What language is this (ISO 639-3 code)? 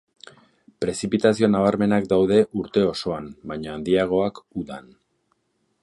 eus